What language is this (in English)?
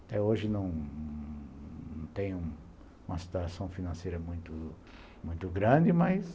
Portuguese